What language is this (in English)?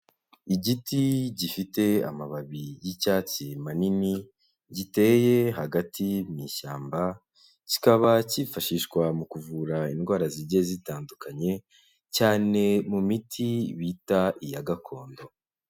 Kinyarwanda